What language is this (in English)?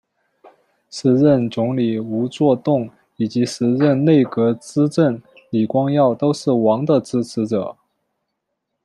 Chinese